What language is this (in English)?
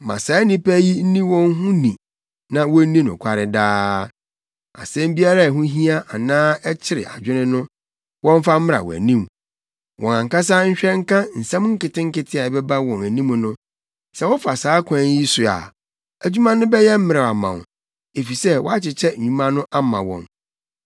Akan